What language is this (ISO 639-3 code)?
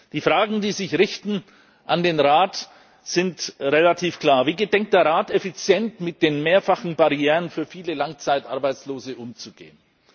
deu